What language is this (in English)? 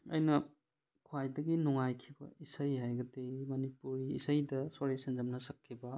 Manipuri